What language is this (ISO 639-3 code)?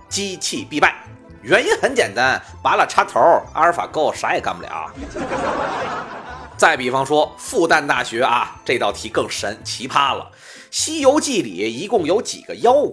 zho